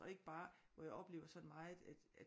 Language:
Danish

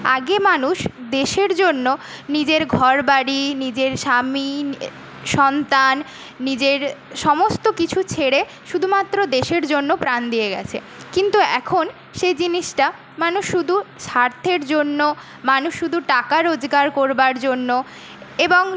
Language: Bangla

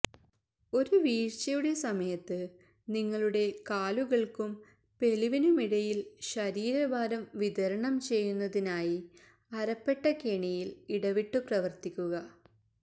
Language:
Malayalam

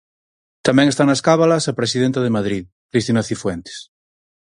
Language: Galician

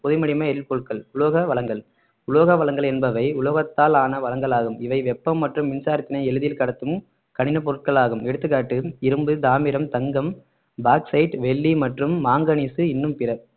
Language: Tamil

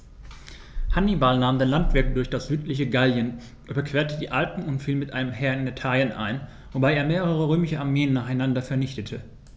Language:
German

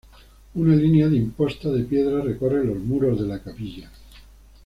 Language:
Spanish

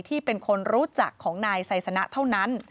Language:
Thai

